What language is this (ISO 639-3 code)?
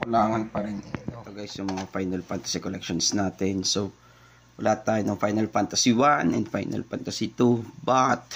fil